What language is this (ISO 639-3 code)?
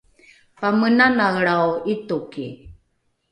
dru